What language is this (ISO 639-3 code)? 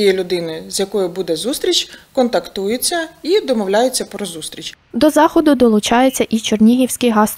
ukr